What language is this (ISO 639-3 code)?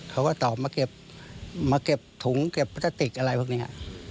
tha